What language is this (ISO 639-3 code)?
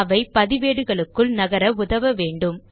tam